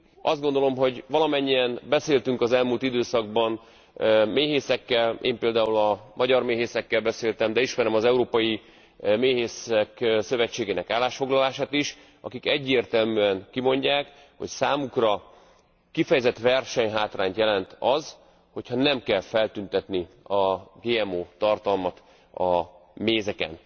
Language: Hungarian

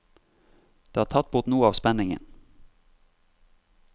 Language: Norwegian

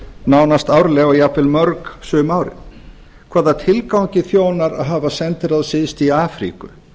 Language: Icelandic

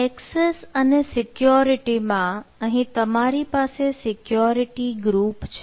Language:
Gujarati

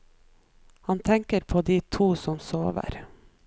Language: Norwegian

